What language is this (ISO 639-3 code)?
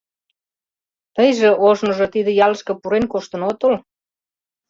chm